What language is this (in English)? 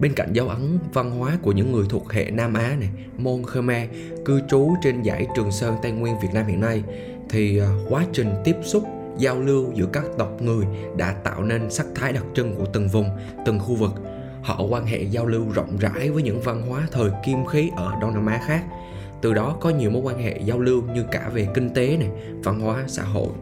Vietnamese